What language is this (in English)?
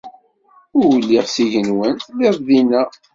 Kabyle